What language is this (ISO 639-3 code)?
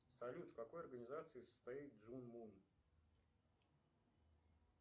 rus